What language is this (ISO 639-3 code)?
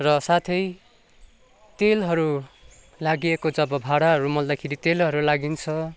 nep